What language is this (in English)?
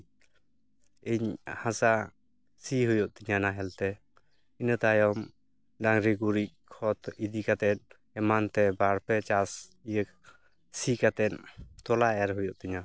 Santali